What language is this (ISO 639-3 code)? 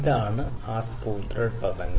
mal